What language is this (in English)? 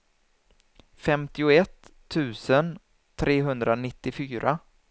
Swedish